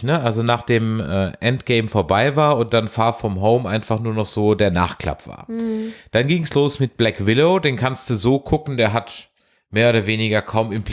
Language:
German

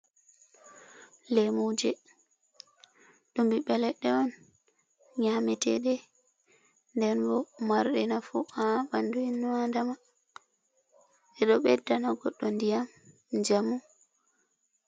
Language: Fula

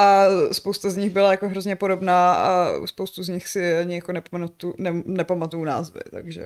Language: Czech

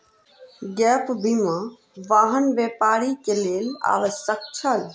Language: Maithili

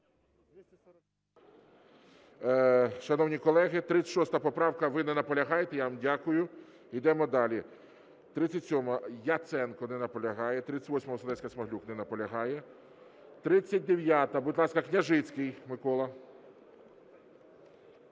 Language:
Ukrainian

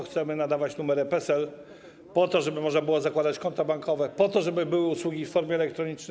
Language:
Polish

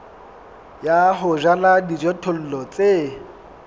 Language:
Southern Sotho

